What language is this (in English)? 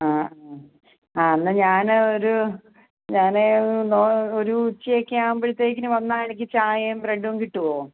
Malayalam